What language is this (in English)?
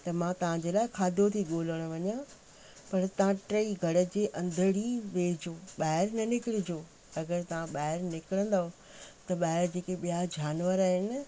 Sindhi